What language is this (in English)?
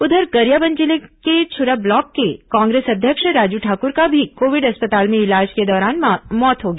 Hindi